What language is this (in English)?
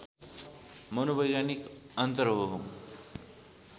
Nepali